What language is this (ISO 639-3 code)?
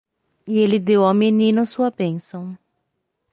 por